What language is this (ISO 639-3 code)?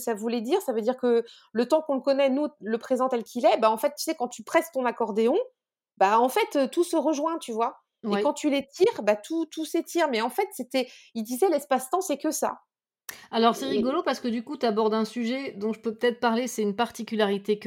fra